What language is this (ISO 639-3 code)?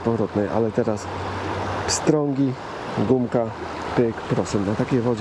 pol